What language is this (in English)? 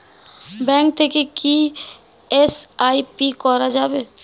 Bangla